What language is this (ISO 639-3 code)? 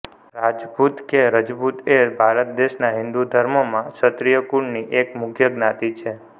guj